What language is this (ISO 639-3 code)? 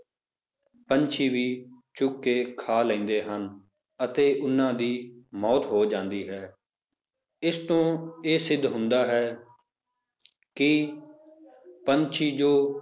pan